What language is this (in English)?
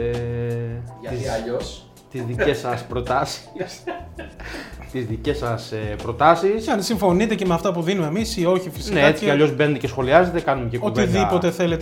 Greek